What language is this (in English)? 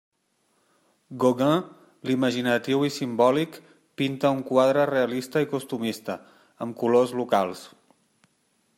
Catalan